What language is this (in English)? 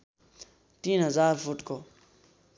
Nepali